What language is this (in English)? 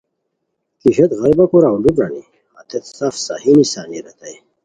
Khowar